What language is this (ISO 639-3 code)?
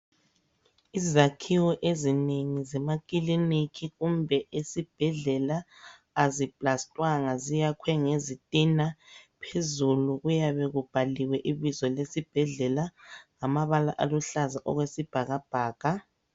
nde